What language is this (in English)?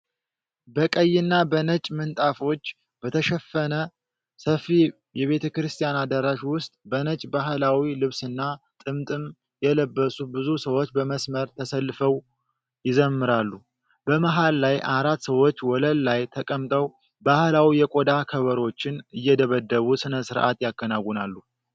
Amharic